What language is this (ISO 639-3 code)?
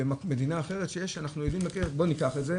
heb